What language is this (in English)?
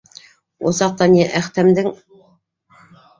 Bashkir